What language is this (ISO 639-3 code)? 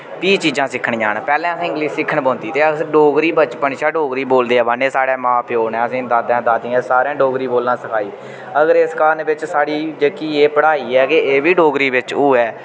doi